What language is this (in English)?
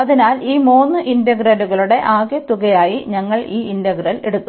Malayalam